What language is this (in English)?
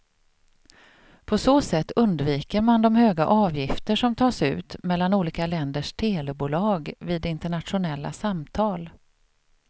Swedish